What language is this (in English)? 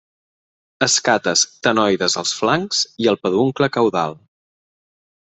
Catalan